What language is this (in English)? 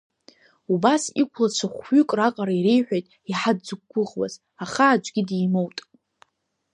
Abkhazian